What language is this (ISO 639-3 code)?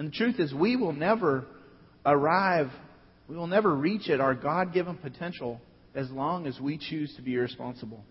eng